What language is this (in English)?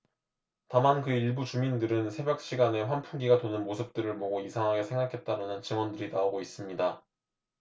Korean